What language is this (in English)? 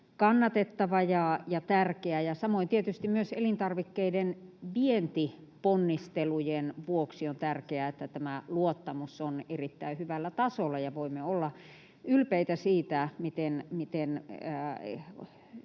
Finnish